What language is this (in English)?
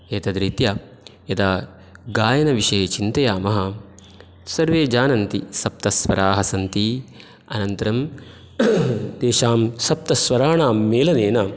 Sanskrit